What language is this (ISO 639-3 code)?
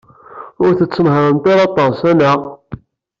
kab